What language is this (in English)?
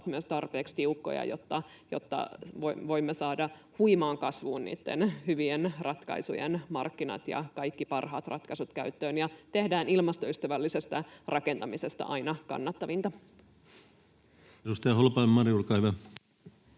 Finnish